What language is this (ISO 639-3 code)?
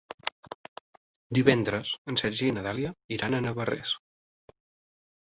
cat